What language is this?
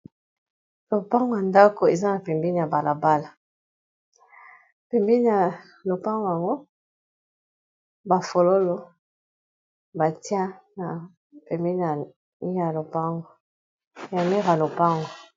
Lingala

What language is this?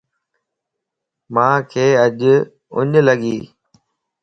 Lasi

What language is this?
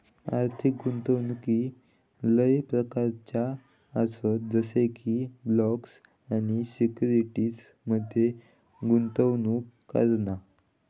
Marathi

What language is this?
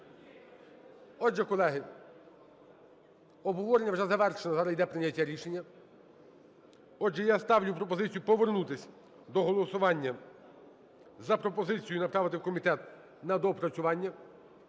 Ukrainian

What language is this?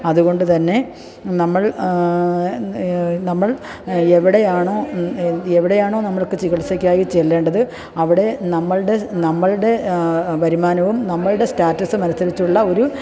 Malayalam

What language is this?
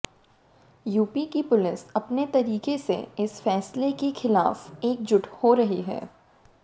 Hindi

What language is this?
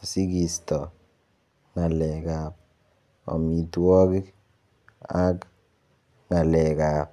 Kalenjin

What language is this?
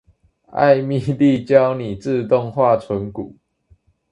Chinese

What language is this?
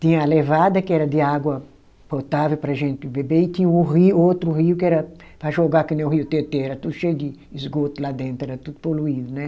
Portuguese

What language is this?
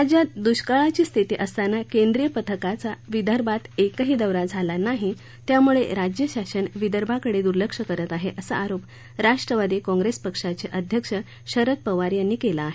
Marathi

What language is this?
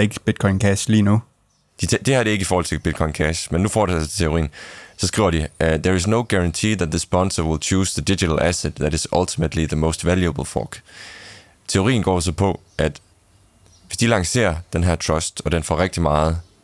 Danish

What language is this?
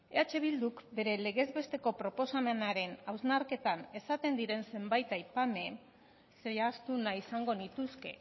Basque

